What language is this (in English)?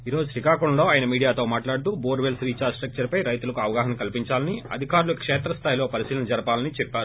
Telugu